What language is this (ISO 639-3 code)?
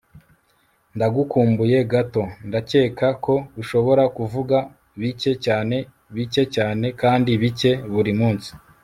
kin